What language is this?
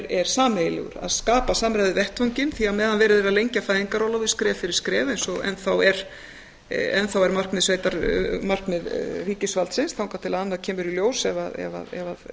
Icelandic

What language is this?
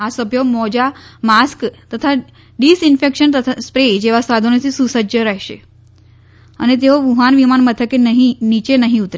Gujarati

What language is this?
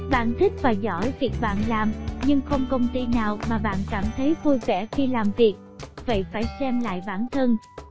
Vietnamese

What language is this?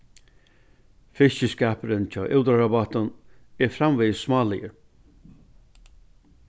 Faroese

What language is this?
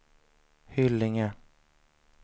Swedish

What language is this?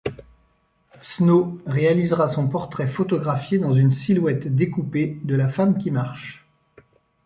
French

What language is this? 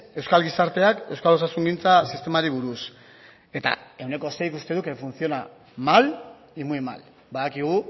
Basque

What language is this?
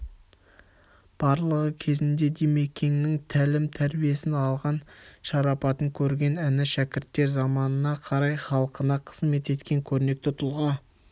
Kazakh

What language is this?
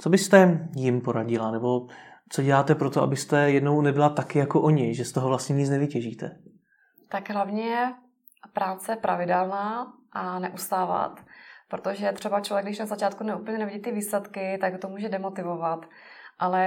Czech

